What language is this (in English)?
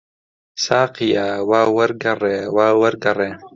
Central Kurdish